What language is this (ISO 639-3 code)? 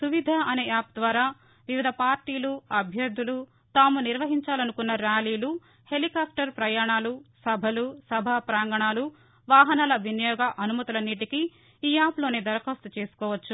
tel